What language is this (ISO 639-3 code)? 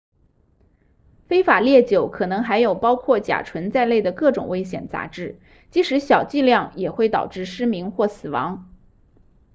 zho